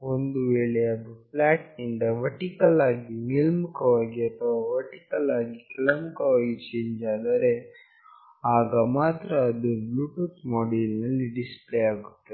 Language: Kannada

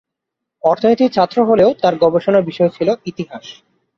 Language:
Bangla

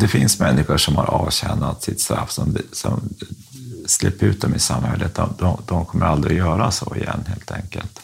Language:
Swedish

